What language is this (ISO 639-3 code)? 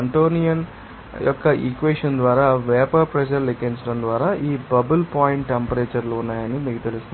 tel